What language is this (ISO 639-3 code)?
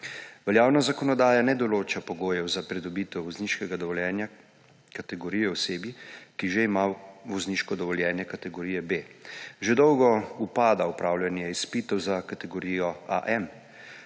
slv